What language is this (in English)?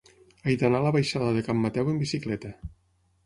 Catalan